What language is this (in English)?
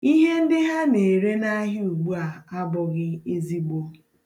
Igbo